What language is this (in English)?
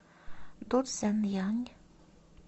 Russian